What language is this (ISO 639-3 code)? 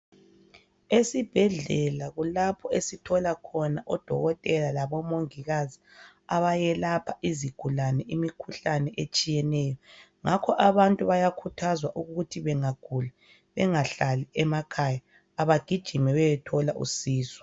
nde